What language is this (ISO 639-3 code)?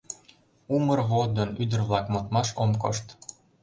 chm